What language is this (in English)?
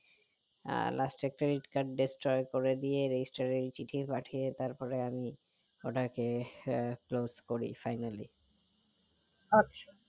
Bangla